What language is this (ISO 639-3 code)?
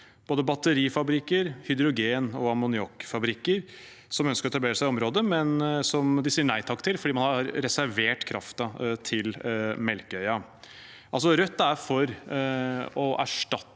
nor